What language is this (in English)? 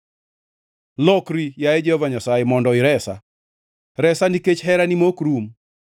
Luo (Kenya and Tanzania)